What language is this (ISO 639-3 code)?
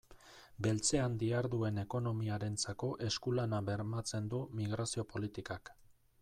eus